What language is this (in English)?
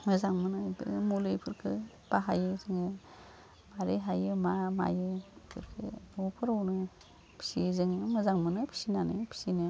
Bodo